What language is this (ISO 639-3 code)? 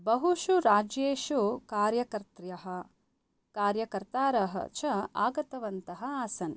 san